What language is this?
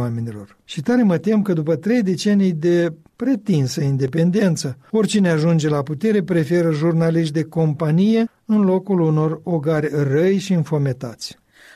Romanian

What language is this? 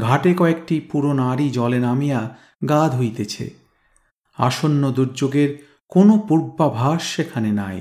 Bangla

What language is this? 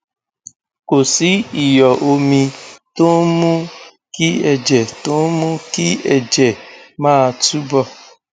Yoruba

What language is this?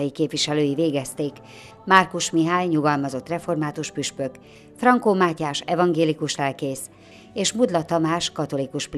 Hungarian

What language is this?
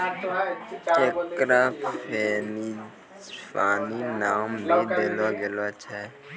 Maithili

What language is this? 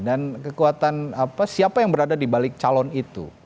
Indonesian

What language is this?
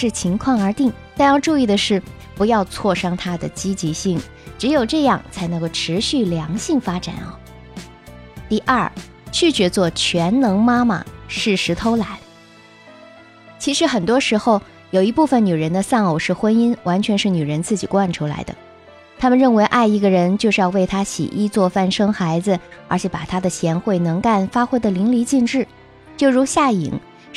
Chinese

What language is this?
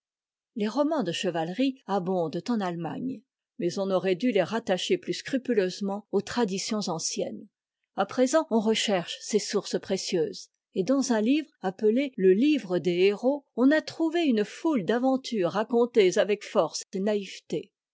French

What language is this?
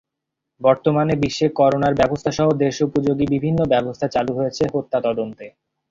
Bangla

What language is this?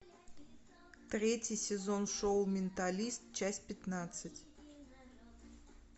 Russian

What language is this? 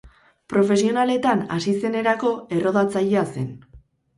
Basque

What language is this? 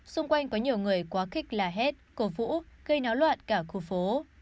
Vietnamese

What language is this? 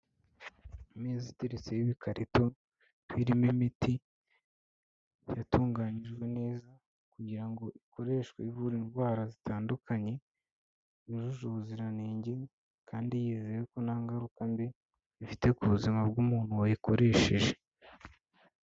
Kinyarwanda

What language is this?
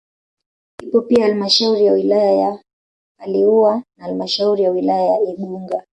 Swahili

